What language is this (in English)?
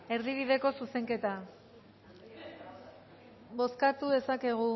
Basque